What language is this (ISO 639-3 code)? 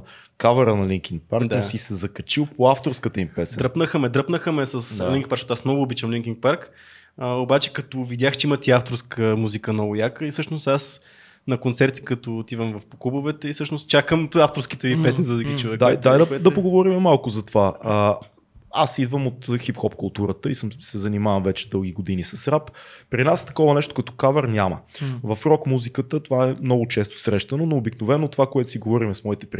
bul